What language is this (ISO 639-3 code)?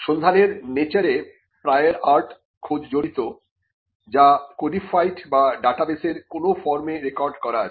ben